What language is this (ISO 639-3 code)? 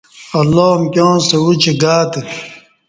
bsh